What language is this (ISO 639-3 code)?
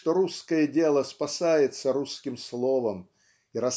rus